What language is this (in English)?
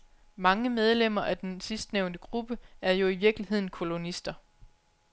Danish